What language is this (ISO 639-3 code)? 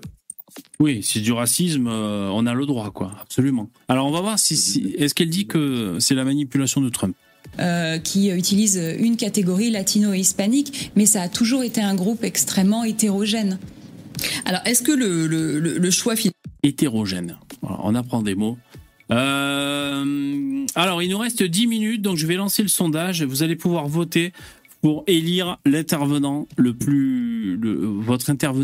fra